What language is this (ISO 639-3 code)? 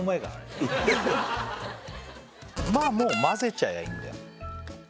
jpn